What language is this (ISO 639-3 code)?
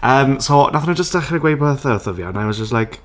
cym